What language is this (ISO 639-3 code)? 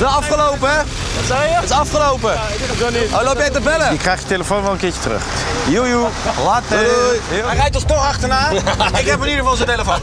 nld